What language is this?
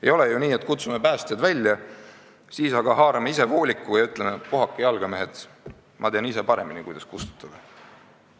Estonian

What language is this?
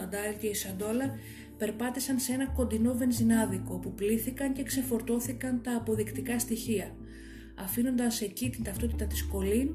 Greek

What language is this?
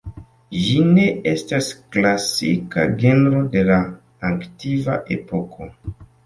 Esperanto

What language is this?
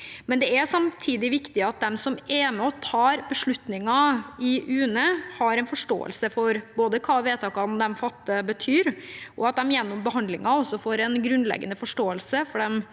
Norwegian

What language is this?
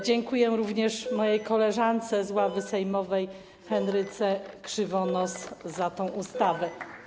Polish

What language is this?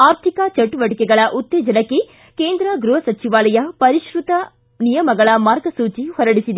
Kannada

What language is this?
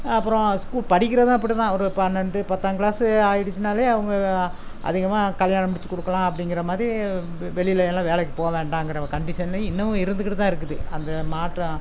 Tamil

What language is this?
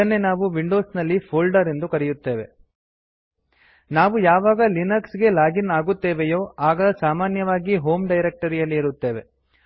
Kannada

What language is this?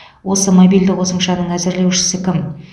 Kazakh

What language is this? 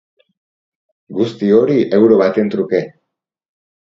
Basque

